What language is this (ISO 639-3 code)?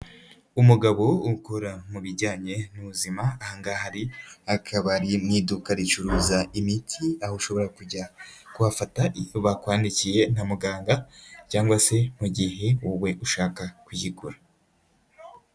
kin